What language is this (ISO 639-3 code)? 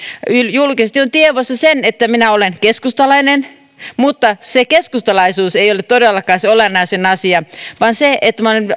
fin